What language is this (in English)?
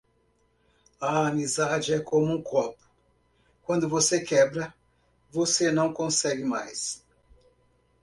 Portuguese